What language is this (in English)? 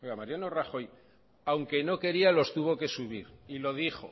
Spanish